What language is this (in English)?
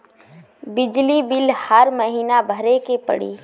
Bhojpuri